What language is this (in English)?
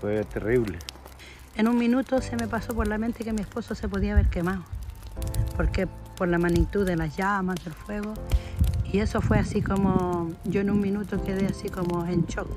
Spanish